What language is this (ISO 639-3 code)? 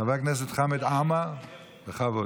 heb